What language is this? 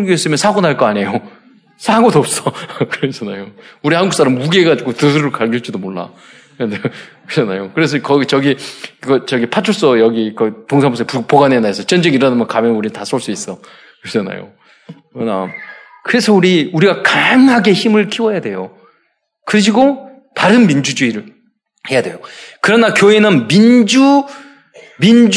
Korean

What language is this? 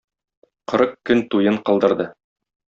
Tatar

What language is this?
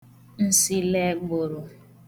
Igbo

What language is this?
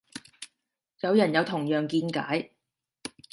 Cantonese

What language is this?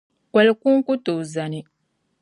Dagbani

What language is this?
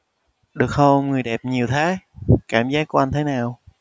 Vietnamese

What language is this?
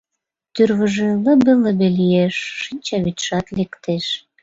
Mari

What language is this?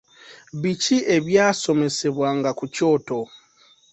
Ganda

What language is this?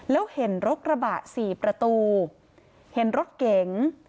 Thai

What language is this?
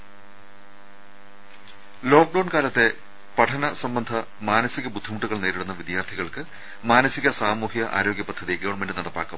Malayalam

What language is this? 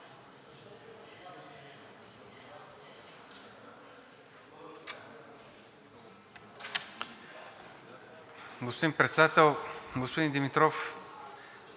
Bulgarian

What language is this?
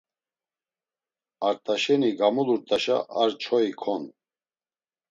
Laz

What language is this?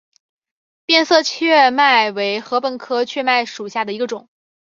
Chinese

